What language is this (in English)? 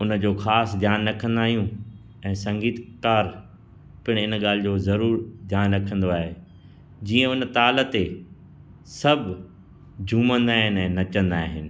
Sindhi